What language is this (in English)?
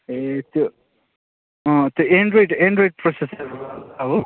Nepali